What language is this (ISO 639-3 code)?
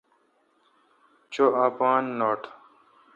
xka